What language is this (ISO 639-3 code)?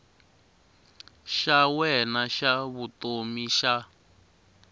tso